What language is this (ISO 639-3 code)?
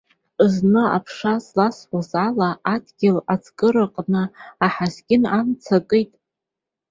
abk